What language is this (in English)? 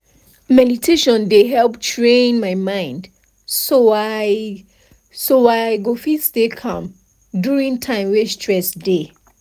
Nigerian Pidgin